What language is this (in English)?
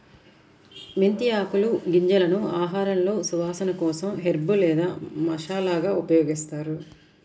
Telugu